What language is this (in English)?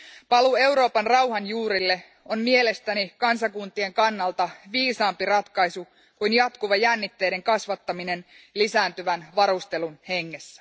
Finnish